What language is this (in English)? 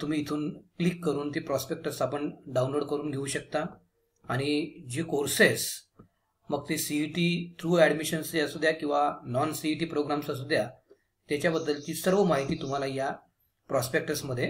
Hindi